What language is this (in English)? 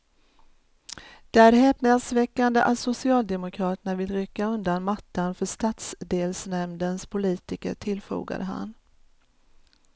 Swedish